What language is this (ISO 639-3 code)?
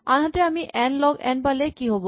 asm